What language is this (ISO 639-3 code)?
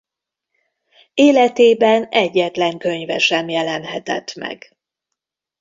hun